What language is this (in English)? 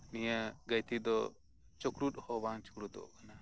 Santali